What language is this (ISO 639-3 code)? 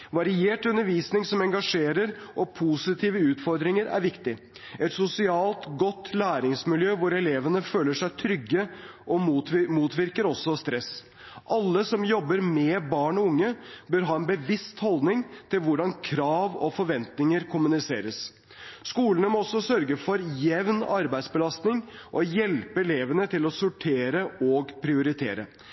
nob